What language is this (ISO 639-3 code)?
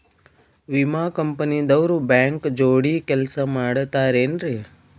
kan